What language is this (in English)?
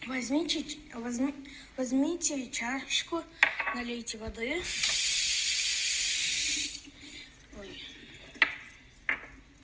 Russian